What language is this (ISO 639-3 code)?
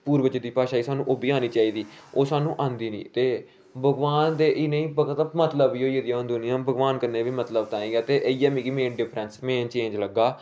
doi